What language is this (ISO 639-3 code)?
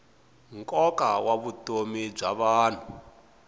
tso